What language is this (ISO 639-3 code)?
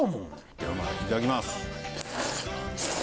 jpn